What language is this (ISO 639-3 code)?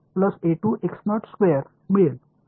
tam